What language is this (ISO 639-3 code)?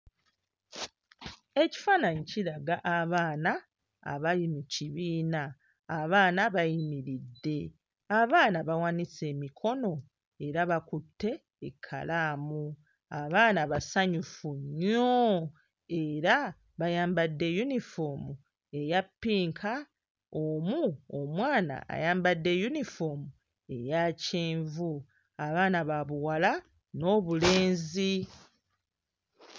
lug